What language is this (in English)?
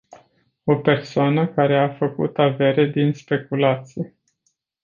Romanian